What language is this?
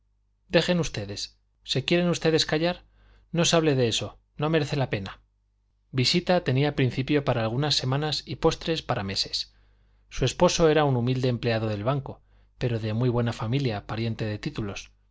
Spanish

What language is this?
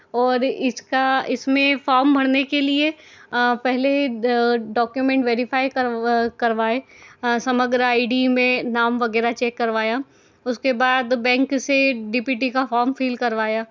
Hindi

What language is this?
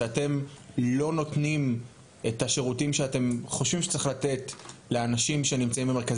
Hebrew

